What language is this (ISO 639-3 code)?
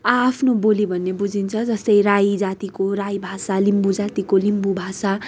nep